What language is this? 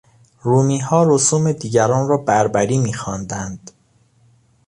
Persian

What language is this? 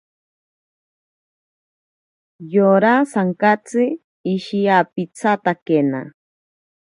Ashéninka Perené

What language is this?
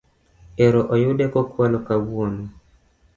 Luo (Kenya and Tanzania)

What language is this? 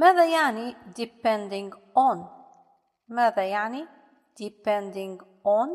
Arabic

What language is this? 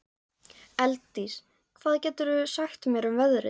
Icelandic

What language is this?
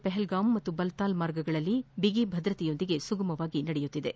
Kannada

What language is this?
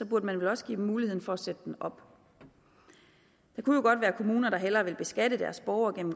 Danish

